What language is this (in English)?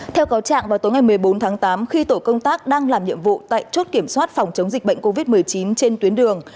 Vietnamese